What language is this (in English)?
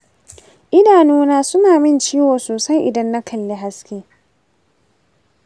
Hausa